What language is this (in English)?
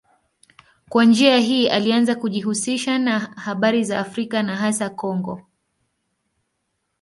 Swahili